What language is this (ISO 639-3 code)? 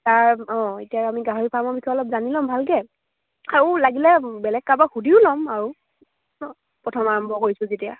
asm